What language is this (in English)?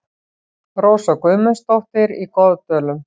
Icelandic